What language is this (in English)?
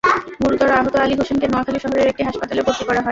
Bangla